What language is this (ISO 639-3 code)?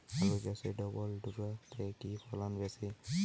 ben